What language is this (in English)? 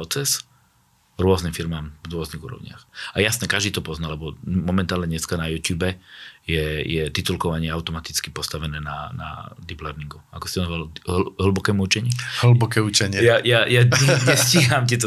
Slovak